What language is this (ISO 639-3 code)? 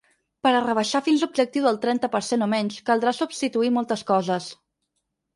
cat